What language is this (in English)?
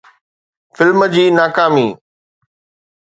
Sindhi